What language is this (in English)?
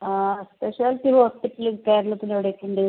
Malayalam